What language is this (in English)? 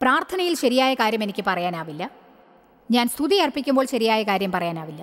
Malayalam